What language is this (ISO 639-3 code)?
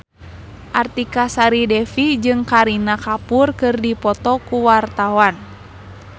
sun